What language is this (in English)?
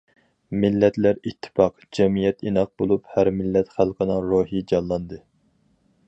Uyghur